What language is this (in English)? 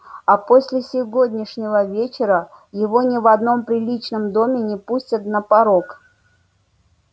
Russian